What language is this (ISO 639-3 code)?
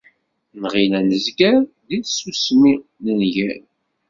kab